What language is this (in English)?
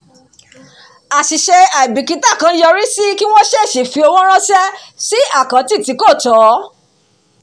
Yoruba